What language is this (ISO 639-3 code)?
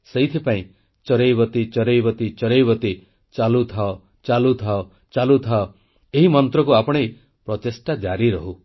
ori